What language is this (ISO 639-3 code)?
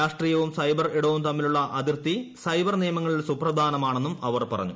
mal